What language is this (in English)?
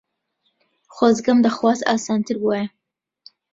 Central Kurdish